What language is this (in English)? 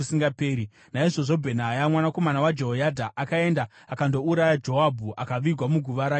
Shona